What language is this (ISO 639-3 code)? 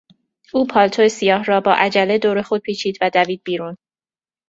fas